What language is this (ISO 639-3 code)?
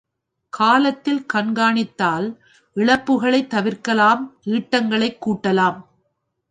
tam